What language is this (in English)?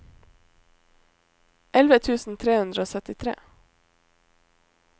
Norwegian